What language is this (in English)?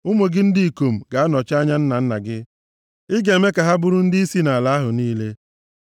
Igbo